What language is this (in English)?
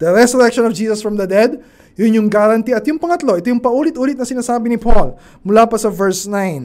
Filipino